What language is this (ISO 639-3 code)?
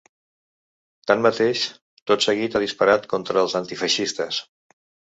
cat